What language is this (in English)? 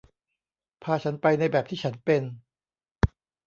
Thai